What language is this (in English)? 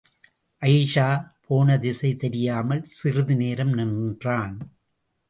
Tamil